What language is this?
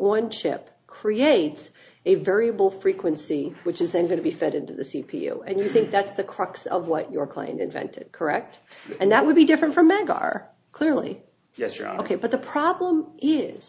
English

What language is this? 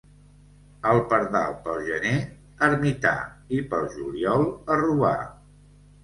Catalan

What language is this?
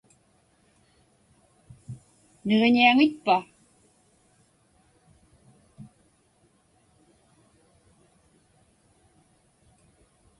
Inupiaq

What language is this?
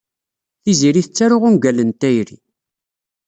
Kabyle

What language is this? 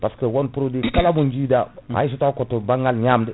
Fula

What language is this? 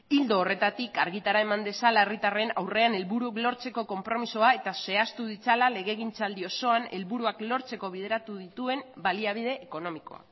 Basque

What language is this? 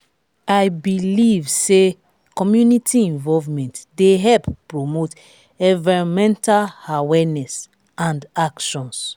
Nigerian Pidgin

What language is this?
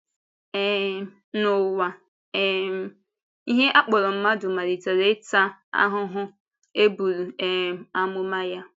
Igbo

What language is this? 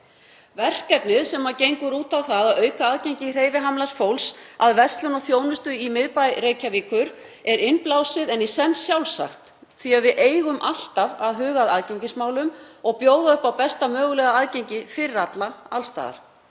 Icelandic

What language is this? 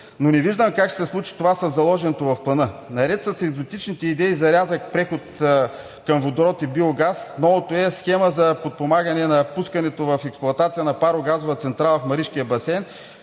Bulgarian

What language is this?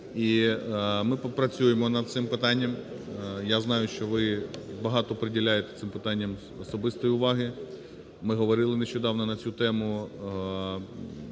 Ukrainian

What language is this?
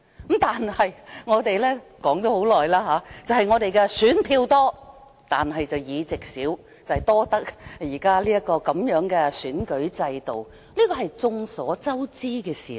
Cantonese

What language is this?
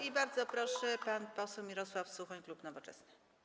Polish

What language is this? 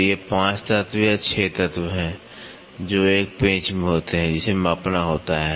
Hindi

